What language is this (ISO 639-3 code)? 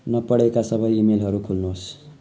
nep